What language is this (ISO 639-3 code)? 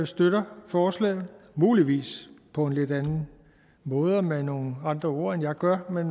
dan